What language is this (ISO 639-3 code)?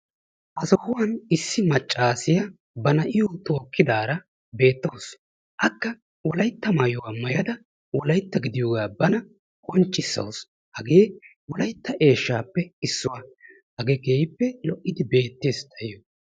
wal